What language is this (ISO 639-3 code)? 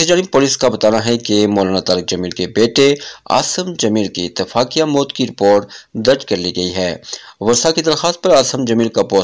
hin